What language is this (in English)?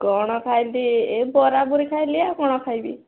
Odia